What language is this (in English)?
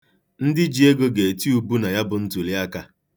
Igbo